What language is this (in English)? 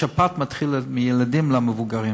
Hebrew